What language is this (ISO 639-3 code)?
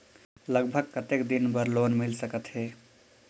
hne